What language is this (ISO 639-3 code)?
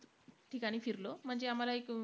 mar